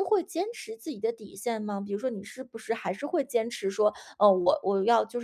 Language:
Chinese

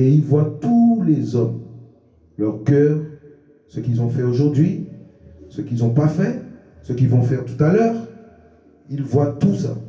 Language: French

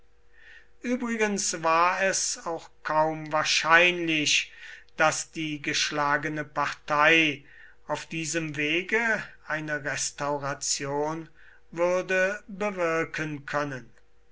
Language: German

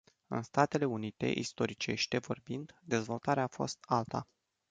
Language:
Romanian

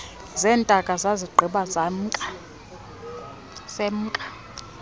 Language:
Xhosa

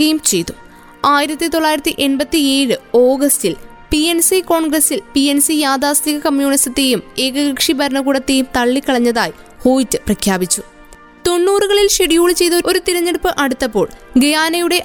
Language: Malayalam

